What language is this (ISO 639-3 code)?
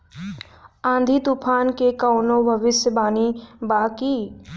bho